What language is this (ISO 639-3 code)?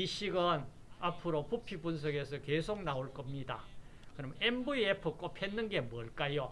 kor